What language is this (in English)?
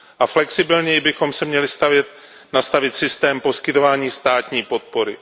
Czech